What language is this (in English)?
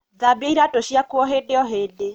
Kikuyu